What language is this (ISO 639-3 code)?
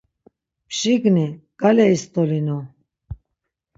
lzz